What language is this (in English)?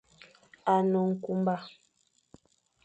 Fang